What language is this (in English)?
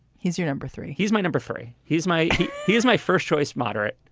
English